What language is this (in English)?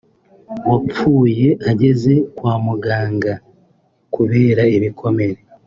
Kinyarwanda